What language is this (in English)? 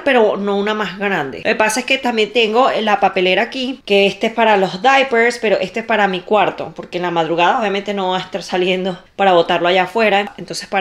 Spanish